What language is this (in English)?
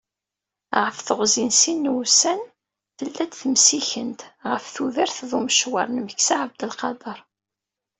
Kabyle